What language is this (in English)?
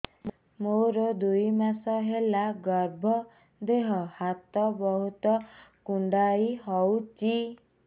Odia